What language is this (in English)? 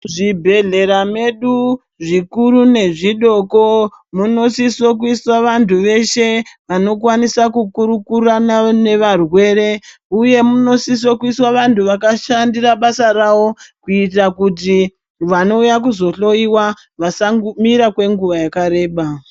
Ndau